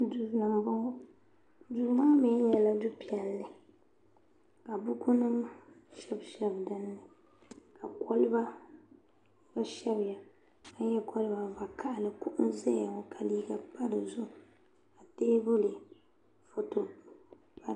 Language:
Dagbani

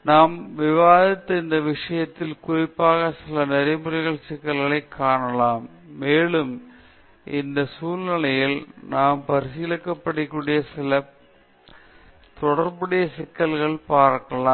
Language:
Tamil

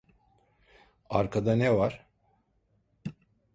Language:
Turkish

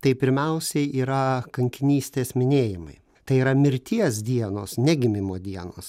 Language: Lithuanian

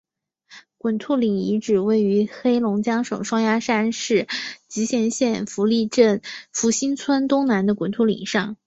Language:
Chinese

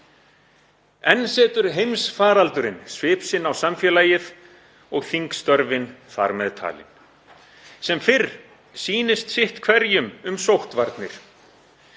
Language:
Icelandic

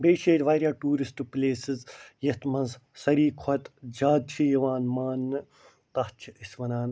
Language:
Kashmiri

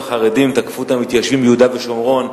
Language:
Hebrew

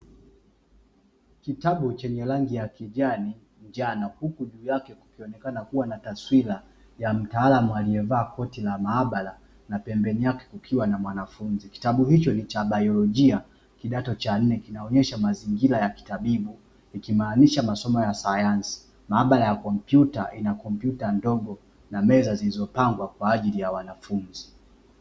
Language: Swahili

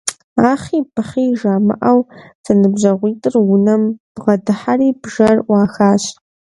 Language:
Kabardian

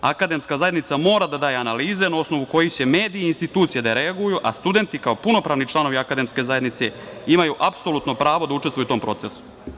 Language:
Serbian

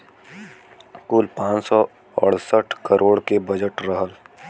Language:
Bhojpuri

